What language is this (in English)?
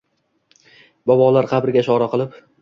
Uzbek